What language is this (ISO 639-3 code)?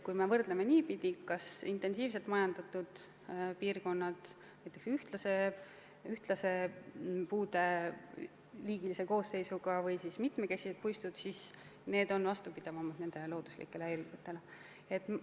est